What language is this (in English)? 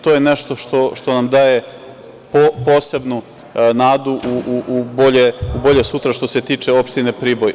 Serbian